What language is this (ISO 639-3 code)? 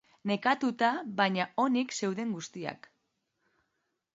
eus